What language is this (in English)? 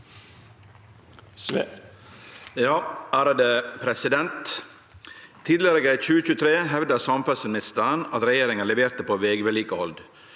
Norwegian